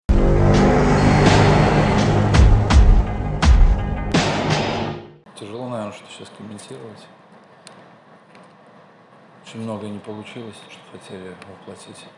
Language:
Russian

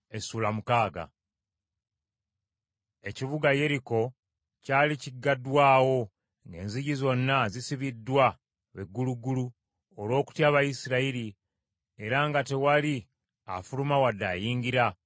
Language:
Ganda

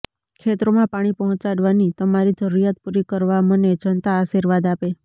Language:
Gujarati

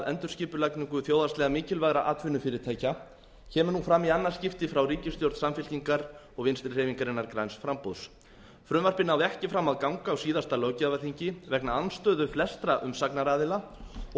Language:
Icelandic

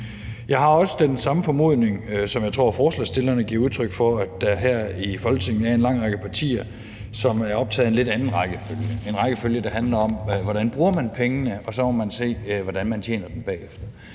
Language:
Danish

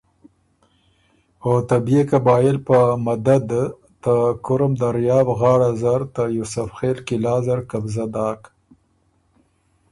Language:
Ormuri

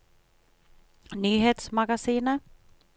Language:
Norwegian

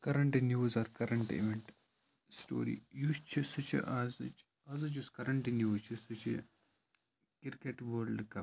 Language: Kashmiri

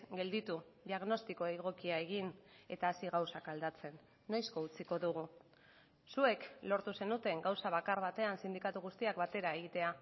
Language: Basque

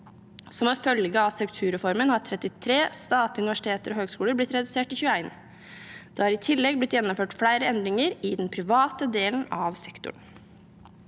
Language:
Norwegian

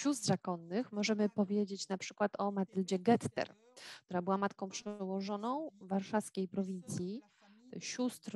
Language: Polish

